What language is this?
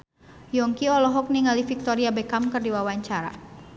Sundanese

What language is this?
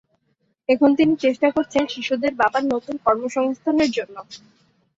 Bangla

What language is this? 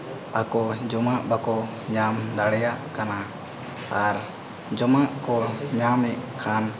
Santali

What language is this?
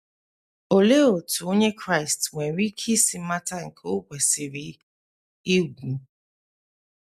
Igbo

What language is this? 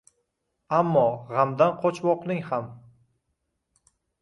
Uzbek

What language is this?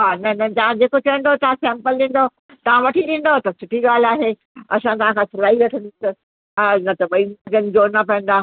Sindhi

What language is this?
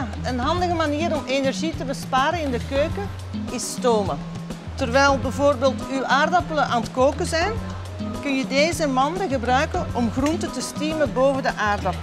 Dutch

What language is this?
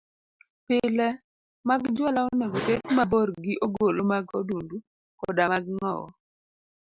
Luo (Kenya and Tanzania)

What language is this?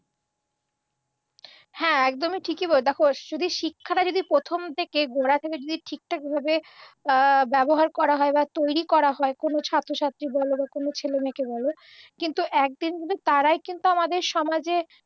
Bangla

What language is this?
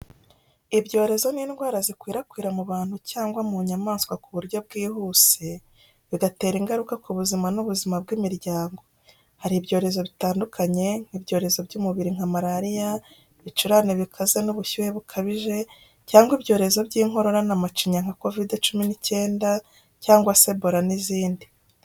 Kinyarwanda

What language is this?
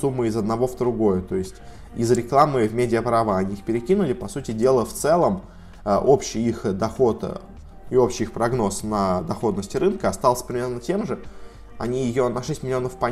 Russian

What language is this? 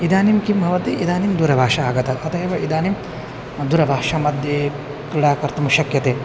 Sanskrit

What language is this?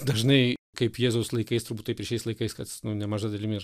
Lithuanian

